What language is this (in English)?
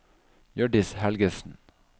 Norwegian